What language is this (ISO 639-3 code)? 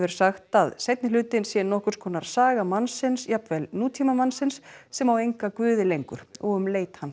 isl